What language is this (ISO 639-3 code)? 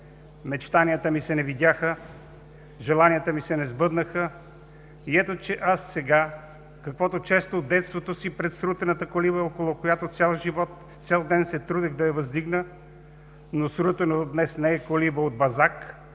bul